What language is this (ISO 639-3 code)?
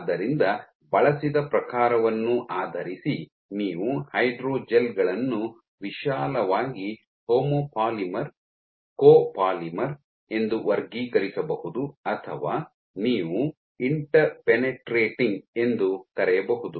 kan